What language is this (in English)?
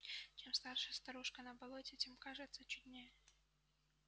Russian